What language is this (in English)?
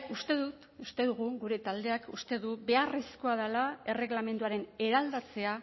Basque